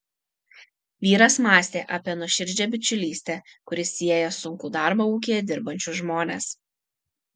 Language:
Lithuanian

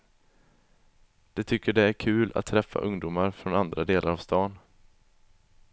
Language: Swedish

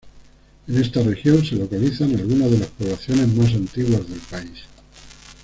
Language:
Spanish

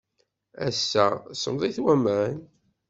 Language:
Kabyle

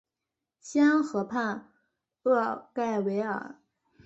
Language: Chinese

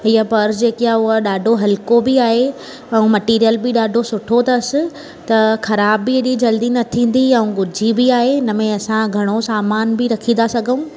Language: Sindhi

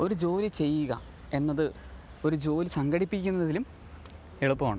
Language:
Malayalam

